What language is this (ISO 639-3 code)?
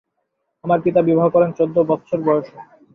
ben